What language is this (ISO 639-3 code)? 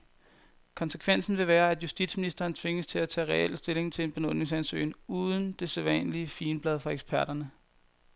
dan